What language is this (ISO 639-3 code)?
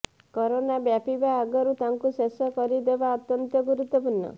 ori